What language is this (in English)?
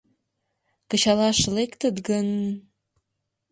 Mari